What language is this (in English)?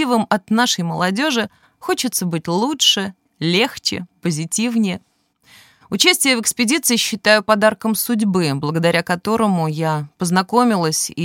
Russian